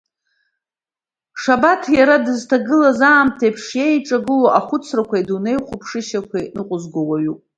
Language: Abkhazian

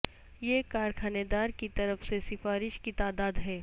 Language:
Urdu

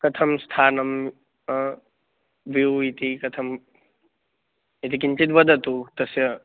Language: Sanskrit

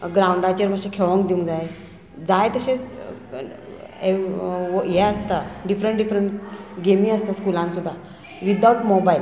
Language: Konkani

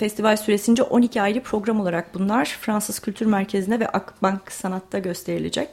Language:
Turkish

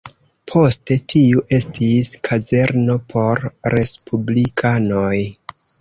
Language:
Esperanto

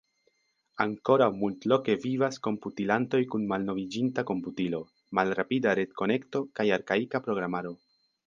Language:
Esperanto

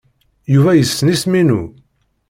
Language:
Kabyle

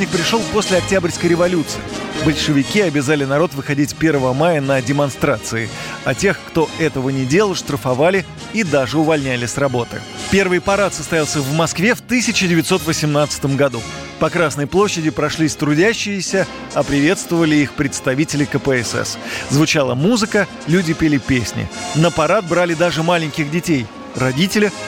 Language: Russian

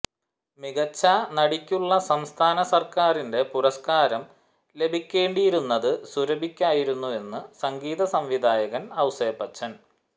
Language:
Malayalam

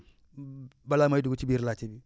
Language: Wolof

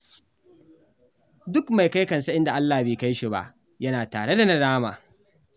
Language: Hausa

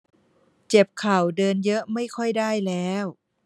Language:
Thai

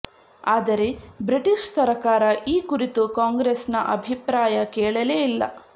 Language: Kannada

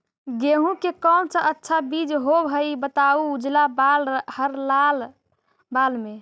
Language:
Magahi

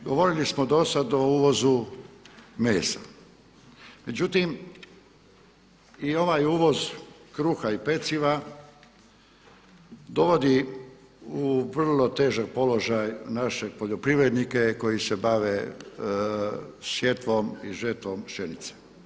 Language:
Croatian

